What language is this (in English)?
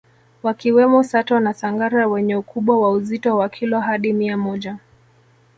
Swahili